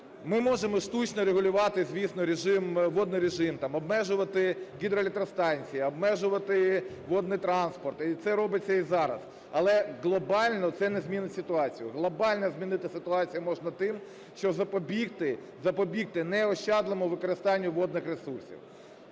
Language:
Ukrainian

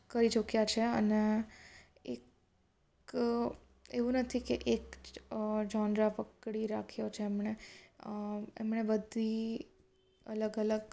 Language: Gujarati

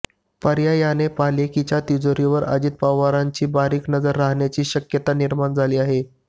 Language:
Marathi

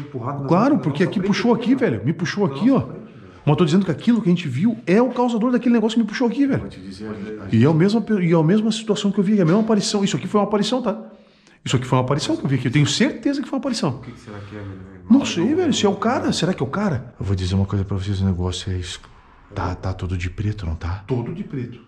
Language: Portuguese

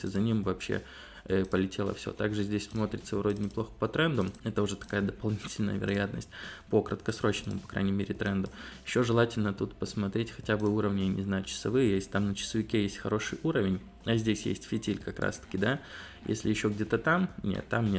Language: Russian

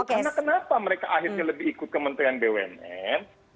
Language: Indonesian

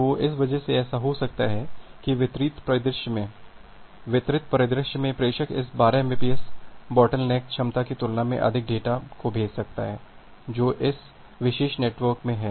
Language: Hindi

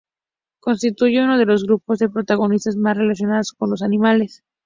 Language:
Spanish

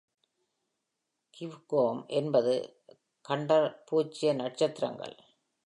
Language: Tamil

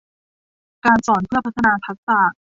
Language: Thai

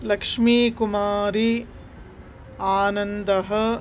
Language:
Sanskrit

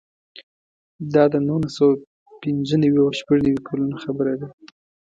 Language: Pashto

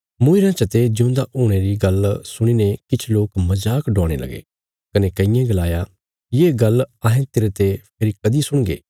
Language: Bilaspuri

